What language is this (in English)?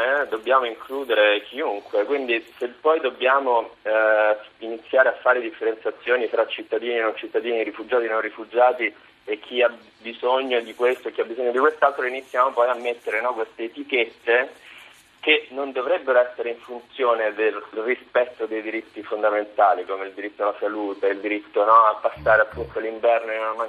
Italian